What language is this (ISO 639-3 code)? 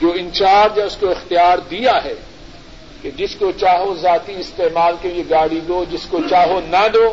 urd